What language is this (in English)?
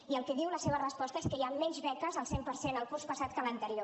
Catalan